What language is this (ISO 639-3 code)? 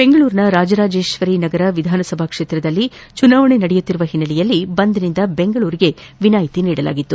kan